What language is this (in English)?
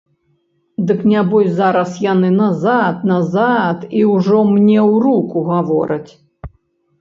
Belarusian